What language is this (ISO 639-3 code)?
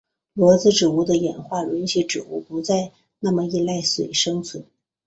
zho